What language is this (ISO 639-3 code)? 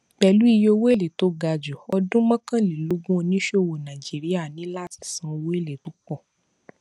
yor